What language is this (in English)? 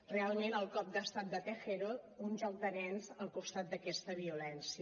Catalan